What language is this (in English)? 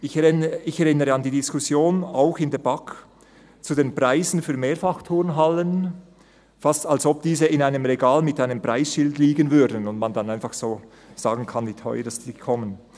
Swiss German